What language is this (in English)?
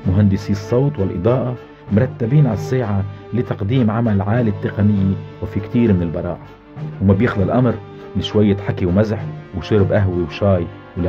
Arabic